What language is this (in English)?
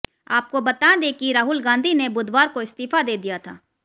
Hindi